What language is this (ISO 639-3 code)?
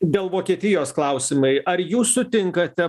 lit